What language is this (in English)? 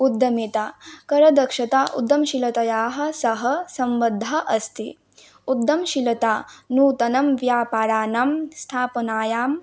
Sanskrit